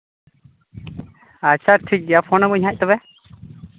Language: Santali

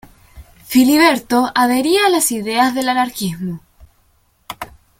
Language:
Spanish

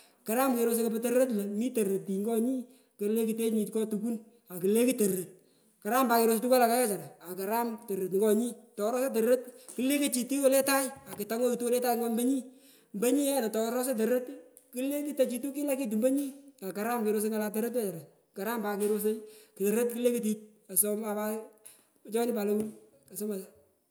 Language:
Pökoot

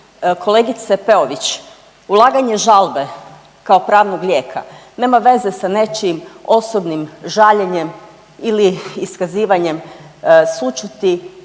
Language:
Croatian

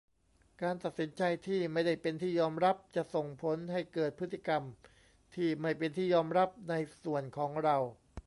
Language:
Thai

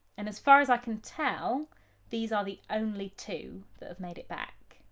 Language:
English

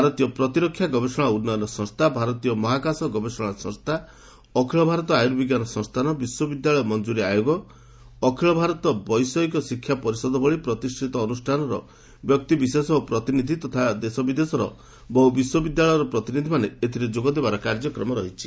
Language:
Odia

